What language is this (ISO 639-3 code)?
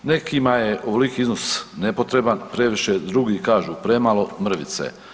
hrv